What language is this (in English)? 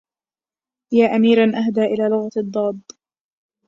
Arabic